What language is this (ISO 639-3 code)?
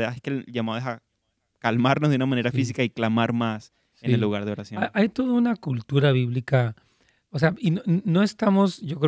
spa